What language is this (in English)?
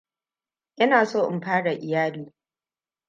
Hausa